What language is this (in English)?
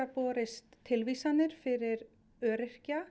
Icelandic